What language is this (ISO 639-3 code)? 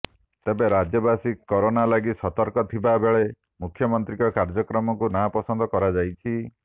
ori